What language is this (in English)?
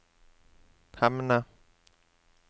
Norwegian